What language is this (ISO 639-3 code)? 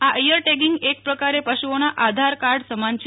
guj